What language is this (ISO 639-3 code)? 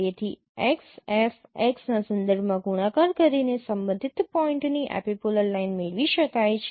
guj